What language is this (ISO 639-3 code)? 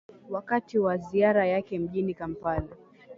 swa